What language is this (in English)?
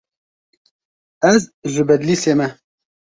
Kurdish